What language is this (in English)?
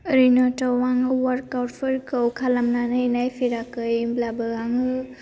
Bodo